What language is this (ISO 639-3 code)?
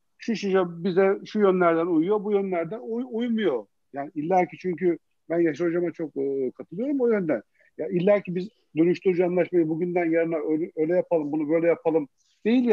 tur